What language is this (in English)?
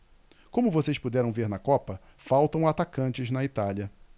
Portuguese